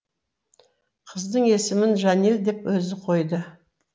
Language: Kazakh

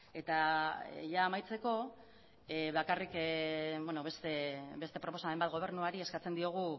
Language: Basque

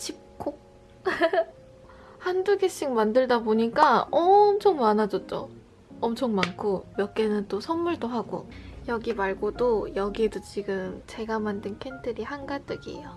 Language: Korean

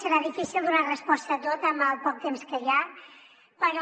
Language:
Catalan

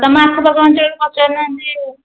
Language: Odia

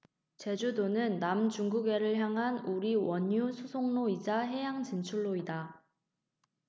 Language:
Korean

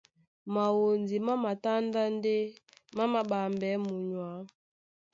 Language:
Duala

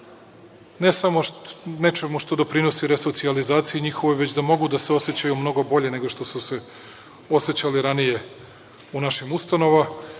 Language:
Serbian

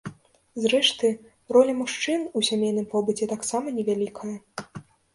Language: Belarusian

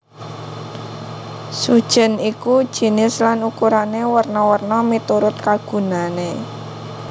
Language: Javanese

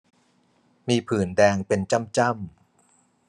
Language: Thai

